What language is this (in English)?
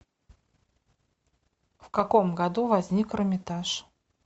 Russian